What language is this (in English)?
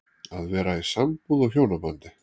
Icelandic